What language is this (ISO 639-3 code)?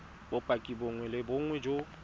tsn